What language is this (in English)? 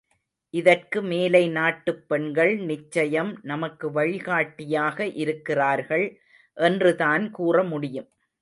Tamil